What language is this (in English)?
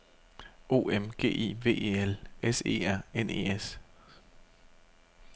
Danish